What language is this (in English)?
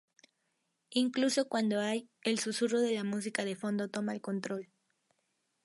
Spanish